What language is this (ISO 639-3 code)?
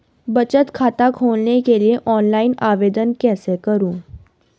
hin